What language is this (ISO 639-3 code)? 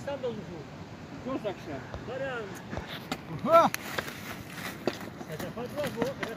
fas